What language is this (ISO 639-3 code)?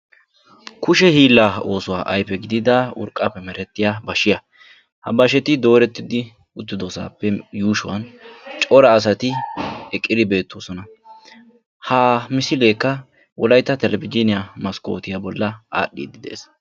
wal